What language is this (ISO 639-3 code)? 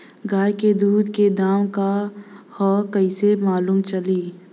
bho